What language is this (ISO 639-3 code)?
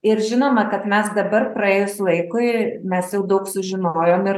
lit